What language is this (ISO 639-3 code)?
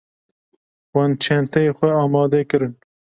kur